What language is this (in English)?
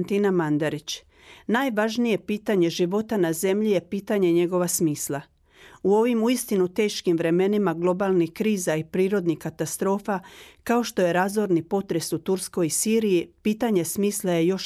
Croatian